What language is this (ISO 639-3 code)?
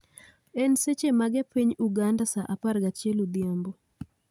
luo